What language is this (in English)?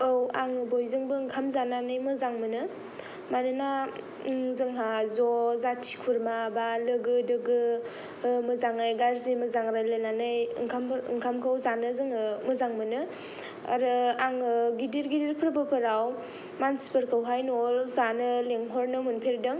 Bodo